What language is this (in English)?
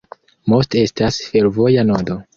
Esperanto